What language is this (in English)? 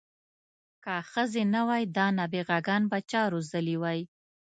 Pashto